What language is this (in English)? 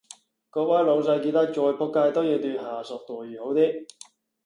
Cantonese